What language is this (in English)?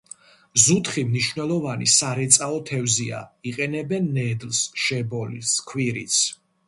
Georgian